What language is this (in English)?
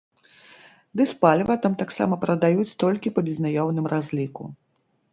Belarusian